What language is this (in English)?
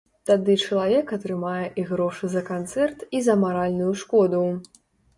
Belarusian